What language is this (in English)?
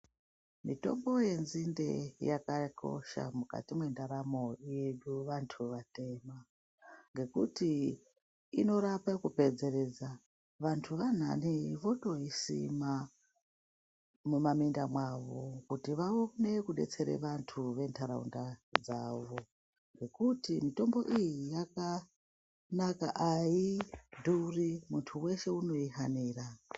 Ndau